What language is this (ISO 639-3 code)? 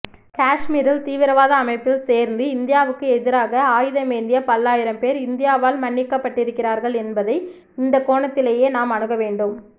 tam